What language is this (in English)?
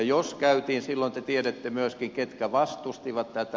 Finnish